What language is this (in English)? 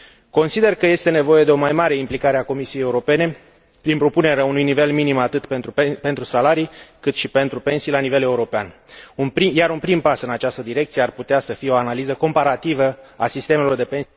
Romanian